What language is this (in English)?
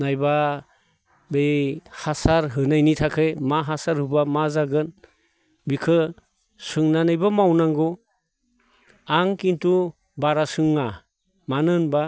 Bodo